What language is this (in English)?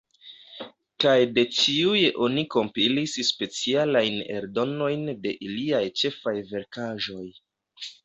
Esperanto